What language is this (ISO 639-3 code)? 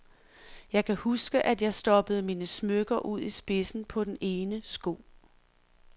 dan